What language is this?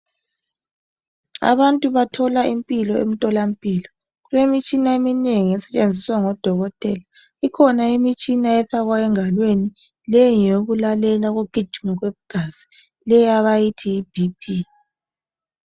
North Ndebele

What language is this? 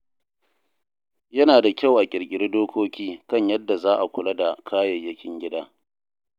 Hausa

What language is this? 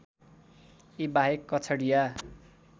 Nepali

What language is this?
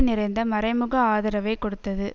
Tamil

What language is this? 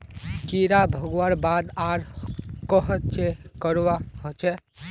Magahi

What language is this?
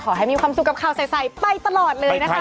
Thai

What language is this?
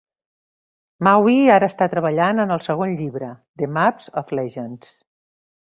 Catalan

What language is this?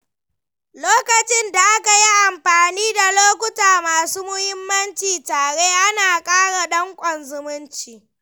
Hausa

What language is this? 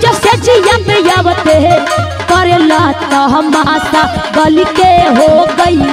Hindi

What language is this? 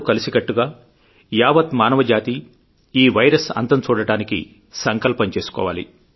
Telugu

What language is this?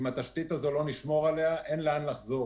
Hebrew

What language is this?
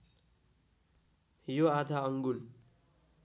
Nepali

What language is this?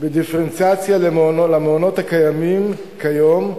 Hebrew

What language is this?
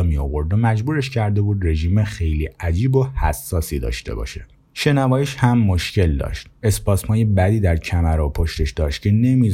Persian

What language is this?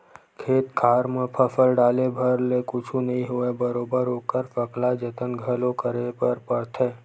Chhattisgarhi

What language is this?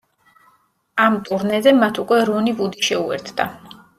Georgian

